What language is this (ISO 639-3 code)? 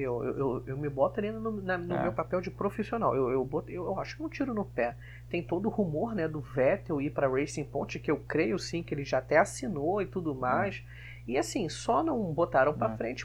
por